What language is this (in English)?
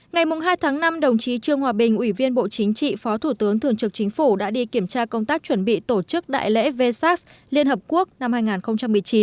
Vietnamese